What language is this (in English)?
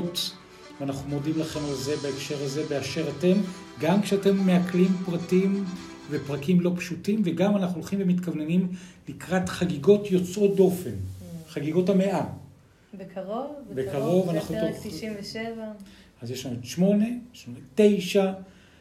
Hebrew